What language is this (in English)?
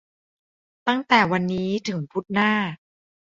Thai